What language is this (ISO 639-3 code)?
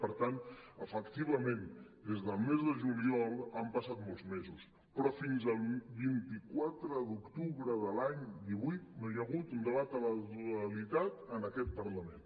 cat